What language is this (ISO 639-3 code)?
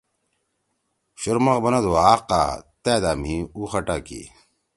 trw